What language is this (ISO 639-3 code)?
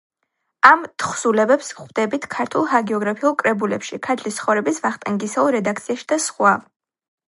kat